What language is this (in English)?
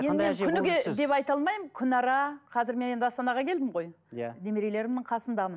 Kazakh